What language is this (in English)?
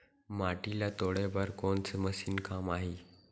Chhattisgarhi